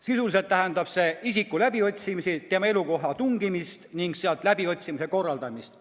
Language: Estonian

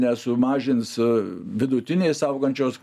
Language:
Lithuanian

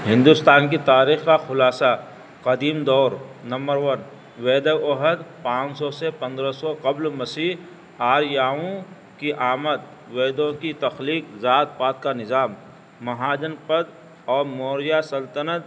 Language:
Urdu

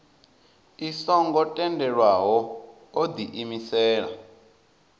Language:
Venda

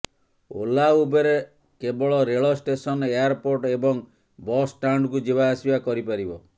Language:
Odia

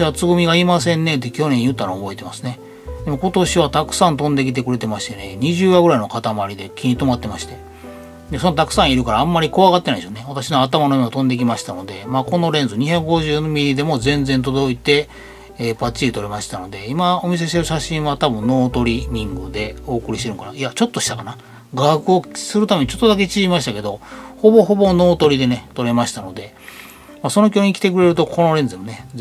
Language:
Japanese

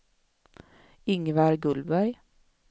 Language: Swedish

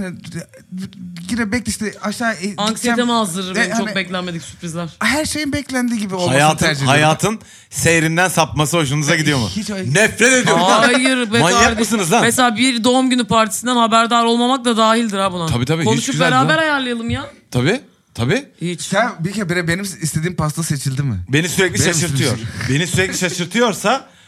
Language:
Turkish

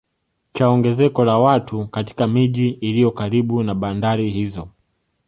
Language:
Swahili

